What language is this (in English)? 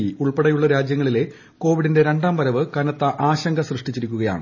Malayalam